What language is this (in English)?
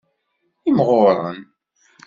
Kabyle